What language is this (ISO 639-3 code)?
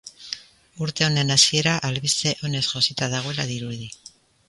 eus